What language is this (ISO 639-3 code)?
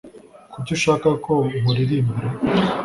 kin